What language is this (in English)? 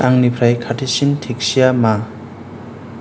Bodo